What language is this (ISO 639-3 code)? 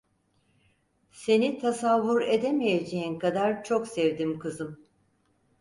tur